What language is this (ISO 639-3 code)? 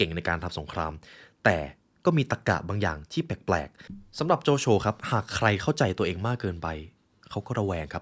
tha